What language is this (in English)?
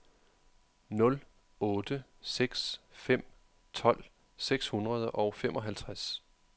Danish